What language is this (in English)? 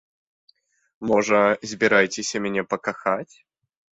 Belarusian